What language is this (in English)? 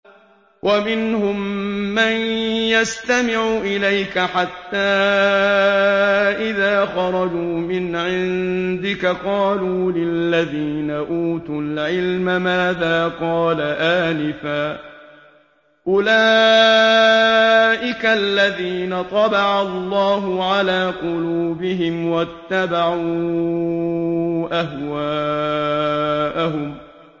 Arabic